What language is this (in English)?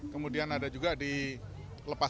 Indonesian